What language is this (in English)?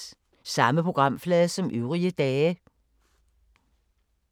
Danish